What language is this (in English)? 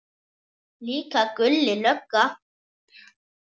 Icelandic